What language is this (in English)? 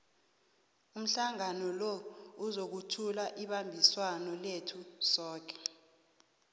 South Ndebele